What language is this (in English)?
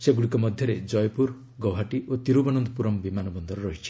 Odia